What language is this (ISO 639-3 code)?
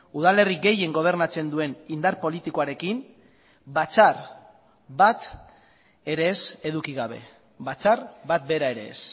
eus